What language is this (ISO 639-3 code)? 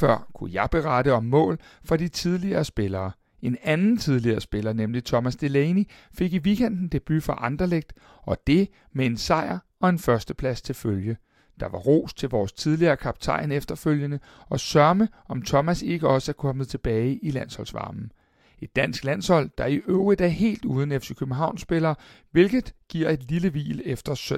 dan